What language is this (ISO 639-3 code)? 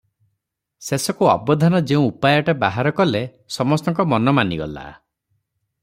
ori